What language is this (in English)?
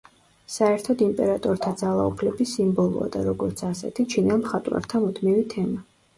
Georgian